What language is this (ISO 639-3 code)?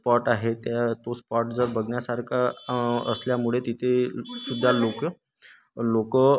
mar